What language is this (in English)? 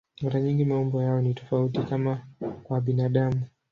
Swahili